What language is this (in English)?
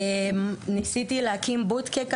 Hebrew